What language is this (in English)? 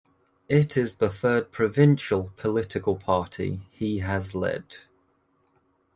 English